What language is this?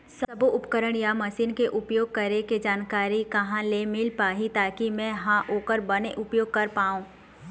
Chhattisgarhi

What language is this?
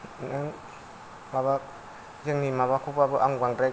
Bodo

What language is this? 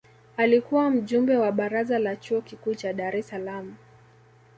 Swahili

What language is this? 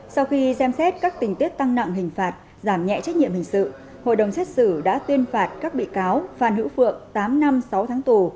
Vietnamese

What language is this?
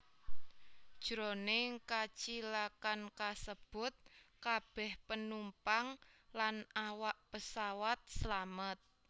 Javanese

